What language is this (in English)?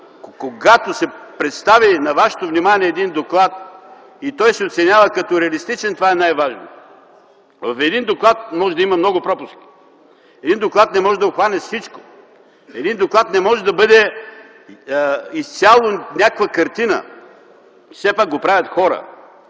Bulgarian